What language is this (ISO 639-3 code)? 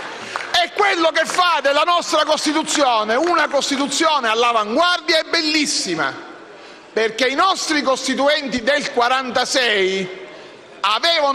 ita